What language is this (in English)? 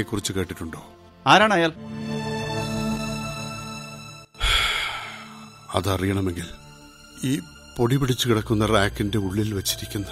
Malayalam